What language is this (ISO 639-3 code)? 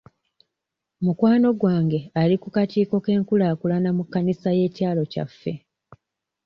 lug